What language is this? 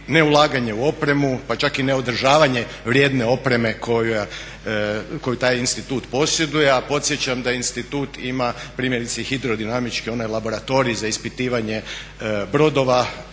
Croatian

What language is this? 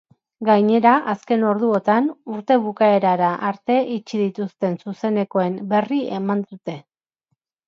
Basque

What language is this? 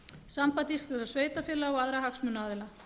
Icelandic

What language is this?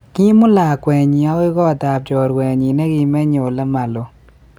Kalenjin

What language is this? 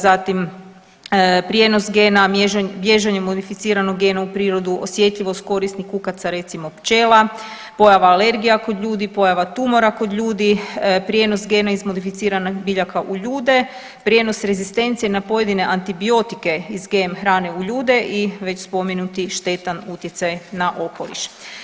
Croatian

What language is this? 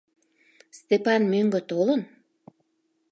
Mari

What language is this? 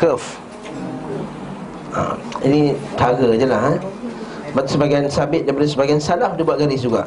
Malay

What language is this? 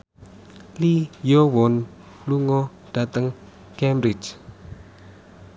Javanese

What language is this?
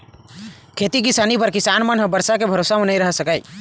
Chhattisgarhi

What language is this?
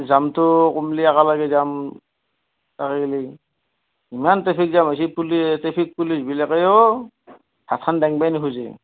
Assamese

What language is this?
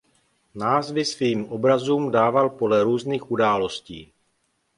Czech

